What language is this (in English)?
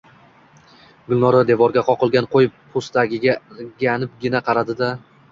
Uzbek